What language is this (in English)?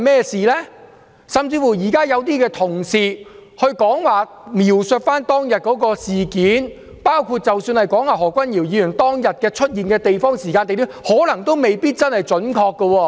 Cantonese